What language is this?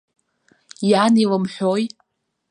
Abkhazian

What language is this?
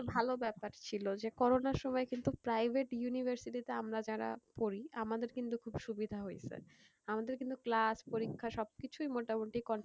Bangla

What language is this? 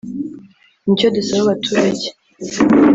Kinyarwanda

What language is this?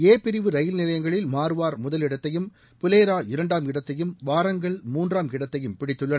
Tamil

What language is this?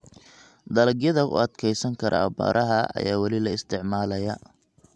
Somali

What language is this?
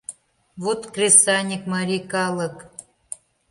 Mari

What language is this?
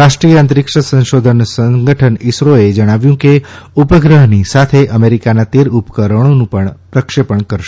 Gujarati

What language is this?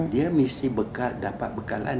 Indonesian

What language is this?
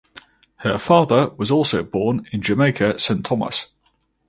English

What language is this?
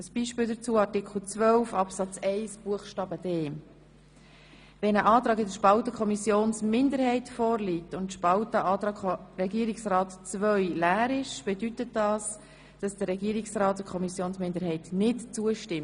Swiss German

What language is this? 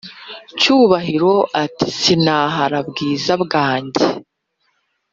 Kinyarwanda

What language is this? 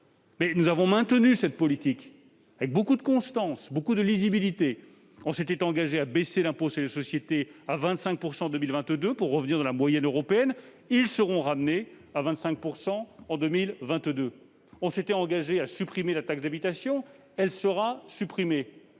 French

